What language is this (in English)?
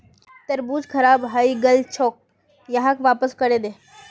Magahi